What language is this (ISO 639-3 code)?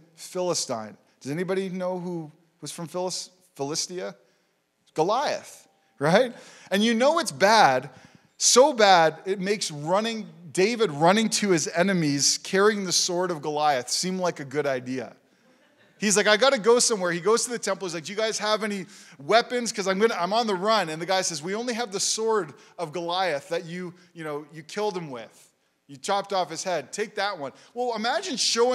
eng